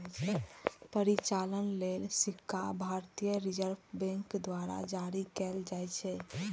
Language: Maithili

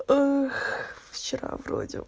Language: Russian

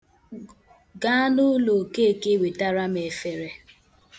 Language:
Igbo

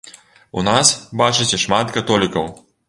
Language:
Belarusian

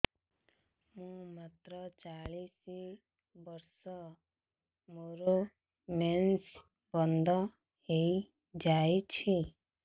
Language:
Odia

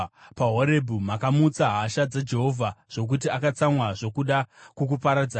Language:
Shona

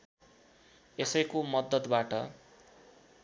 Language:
Nepali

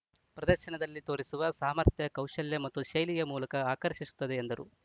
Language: Kannada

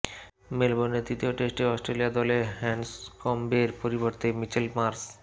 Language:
Bangla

